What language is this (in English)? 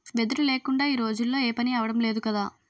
Telugu